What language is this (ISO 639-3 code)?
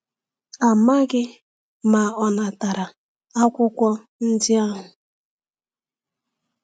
ibo